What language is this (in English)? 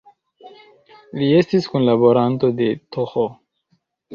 Esperanto